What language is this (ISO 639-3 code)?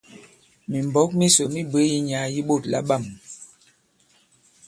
abb